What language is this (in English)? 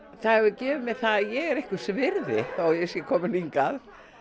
Icelandic